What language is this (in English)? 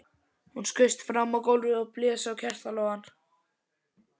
Icelandic